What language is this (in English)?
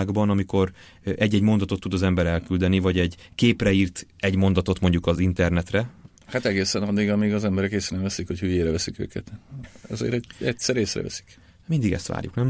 Hungarian